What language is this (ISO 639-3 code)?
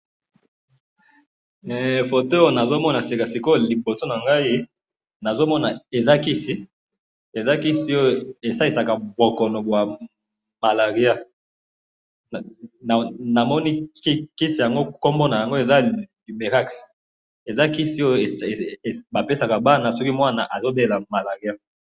lin